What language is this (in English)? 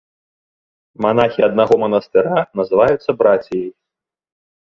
Belarusian